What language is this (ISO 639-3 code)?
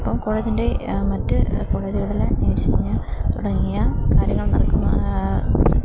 mal